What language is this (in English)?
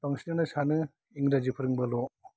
Bodo